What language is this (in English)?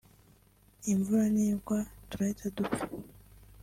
Kinyarwanda